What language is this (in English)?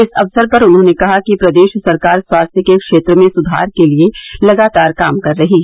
Hindi